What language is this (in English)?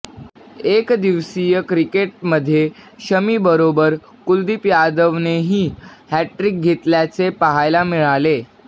Marathi